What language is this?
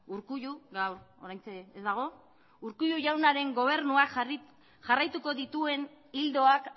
Basque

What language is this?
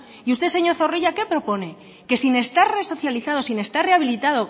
Spanish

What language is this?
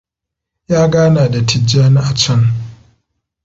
Hausa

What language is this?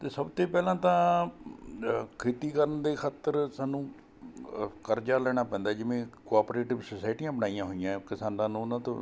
Punjabi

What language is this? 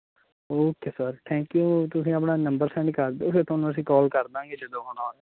Punjabi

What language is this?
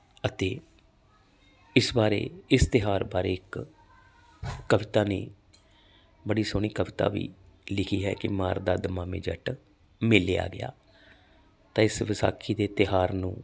Punjabi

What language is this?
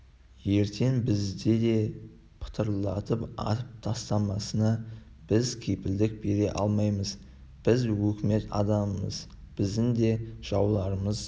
Kazakh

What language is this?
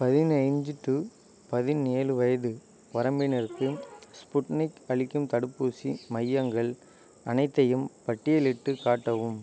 Tamil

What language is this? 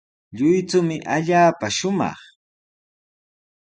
Sihuas Ancash Quechua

